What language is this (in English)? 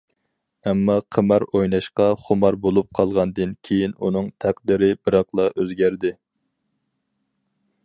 Uyghur